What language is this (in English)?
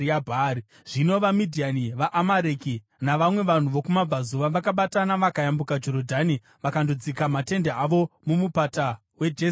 Shona